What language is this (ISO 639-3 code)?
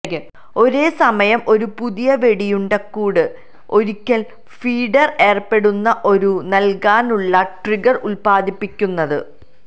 mal